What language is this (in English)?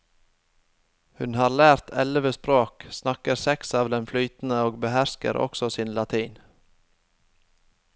Norwegian